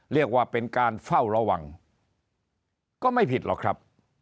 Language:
Thai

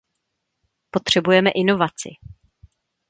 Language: Czech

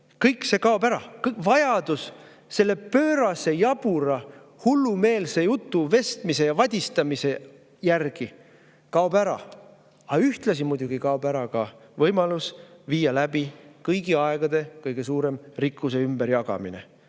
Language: Estonian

